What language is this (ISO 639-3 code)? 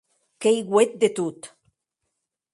oci